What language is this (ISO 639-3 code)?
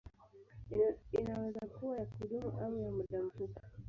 swa